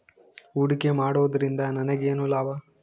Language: Kannada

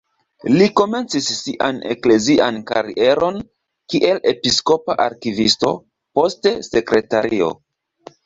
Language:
Esperanto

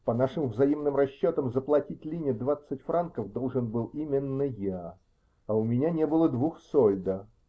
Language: Russian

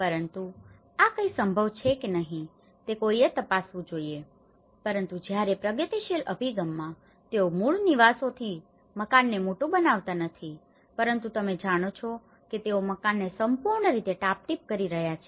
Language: Gujarati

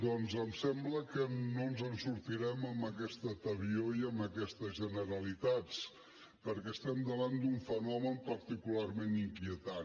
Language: Catalan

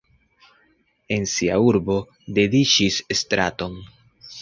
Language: Esperanto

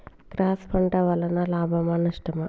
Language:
Telugu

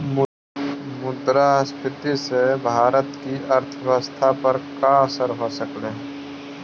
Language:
Magahi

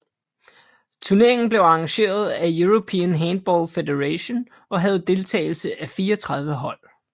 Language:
Danish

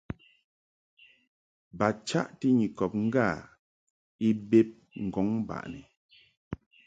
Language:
Mungaka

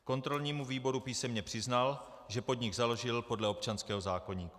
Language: Czech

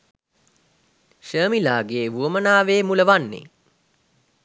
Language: Sinhala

